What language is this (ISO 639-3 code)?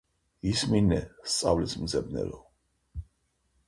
kat